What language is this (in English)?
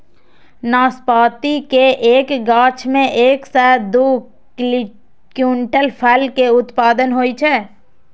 Maithili